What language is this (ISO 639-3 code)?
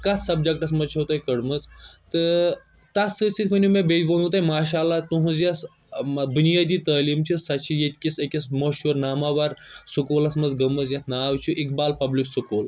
kas